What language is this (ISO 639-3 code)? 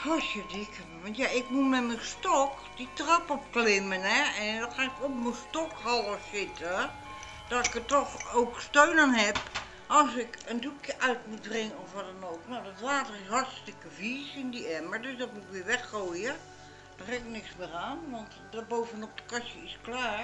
nld